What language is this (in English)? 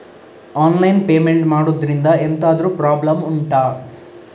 Kannada